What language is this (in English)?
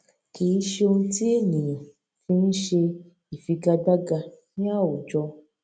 Yoruba